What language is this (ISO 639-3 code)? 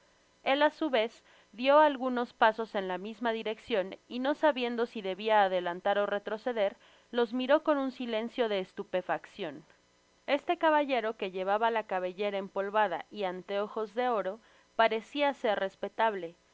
spa